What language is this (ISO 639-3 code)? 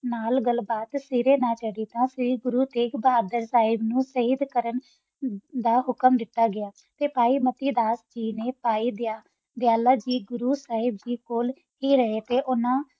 pan